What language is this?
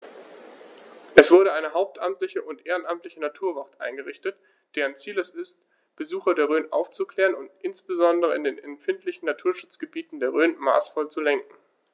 German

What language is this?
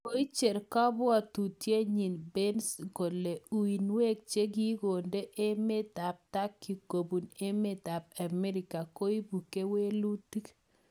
Kalenjin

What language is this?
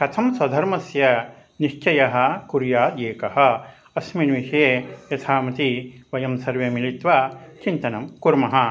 Sanskrit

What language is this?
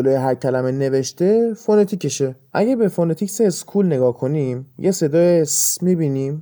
Persian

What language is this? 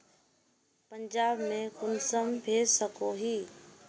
Magahi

